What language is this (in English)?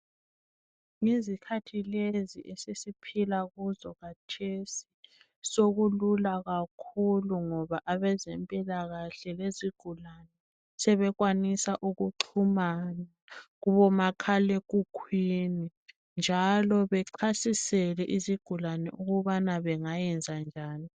North Ndebele